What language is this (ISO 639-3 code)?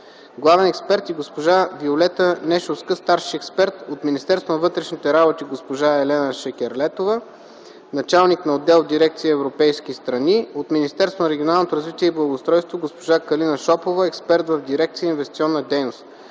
bul